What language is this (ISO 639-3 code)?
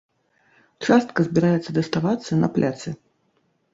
bel